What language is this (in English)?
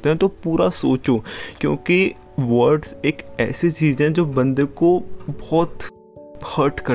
Hindi